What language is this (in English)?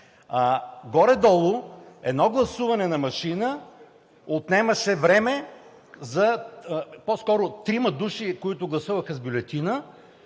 Bulgarian